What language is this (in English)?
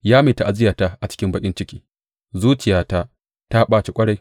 Hausa